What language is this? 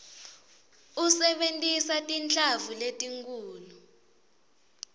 Swati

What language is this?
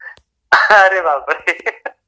Marathi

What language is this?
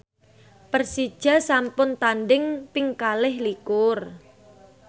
Javanese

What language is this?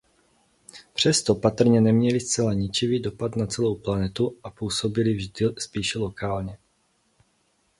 Czech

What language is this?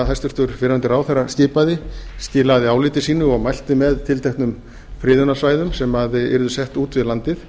Icelandic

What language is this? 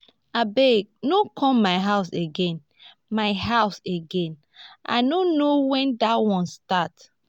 Nigerian Pidgin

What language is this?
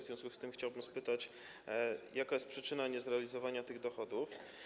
Polish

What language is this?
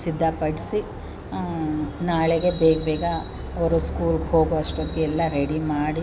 Kannada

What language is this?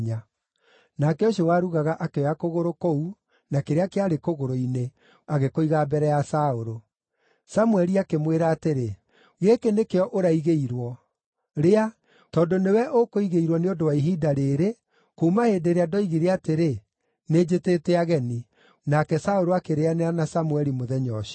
Kikuyu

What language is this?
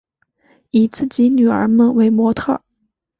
Chinese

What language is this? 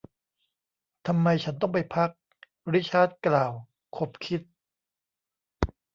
Thai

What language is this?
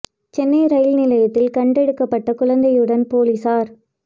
Tamil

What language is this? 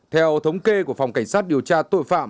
Vietnamese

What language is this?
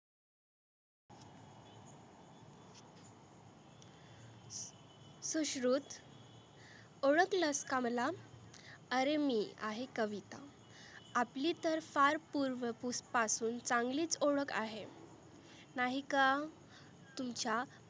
Marathi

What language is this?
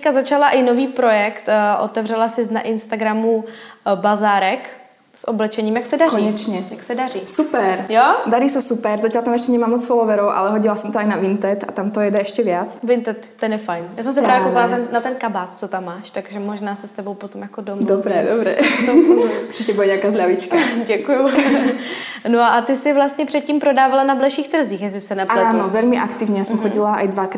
Czech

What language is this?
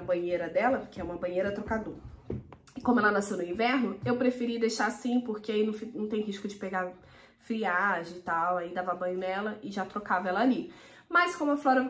Portuguese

